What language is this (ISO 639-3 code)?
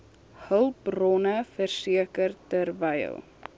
afr